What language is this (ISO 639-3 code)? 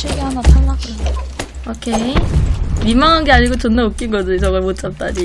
kor